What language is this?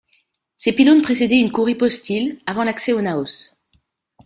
French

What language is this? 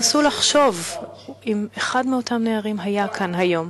Hebrew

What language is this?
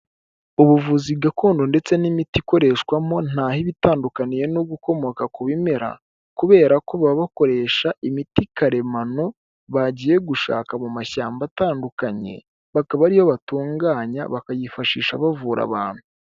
Kinyarwanda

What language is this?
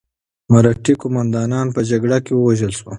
Pashto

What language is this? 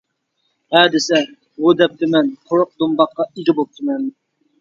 Uyghur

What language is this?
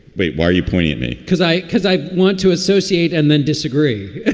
English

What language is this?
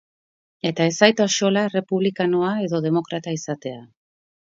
Basque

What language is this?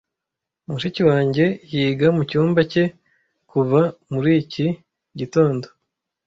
Kinyarwanda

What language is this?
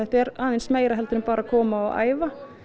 Icelandic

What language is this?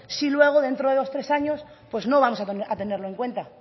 Spanish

